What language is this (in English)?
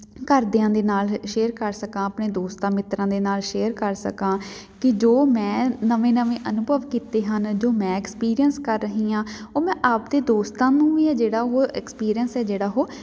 Punjabi